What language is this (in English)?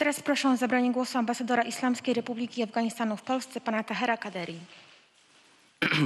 Polish